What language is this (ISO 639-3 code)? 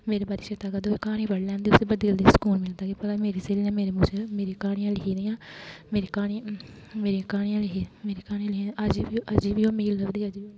doi